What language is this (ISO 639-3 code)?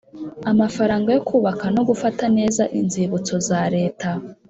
kin